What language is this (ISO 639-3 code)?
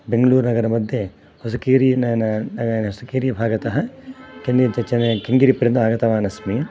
san